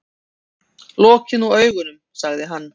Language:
Icelandic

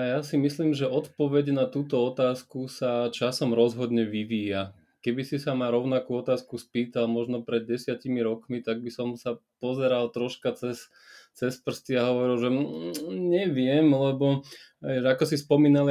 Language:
Slovak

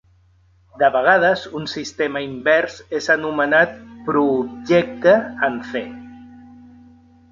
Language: Catalan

